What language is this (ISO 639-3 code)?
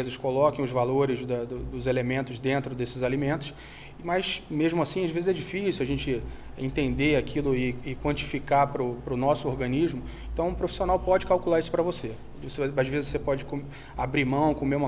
por